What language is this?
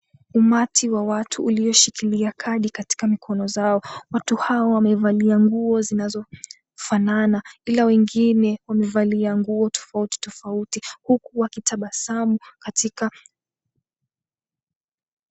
Swahili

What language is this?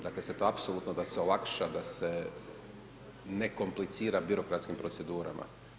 Croatian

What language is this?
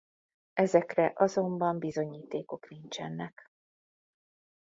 Hungarian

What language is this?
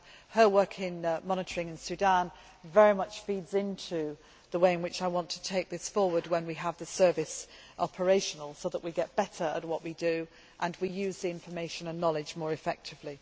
English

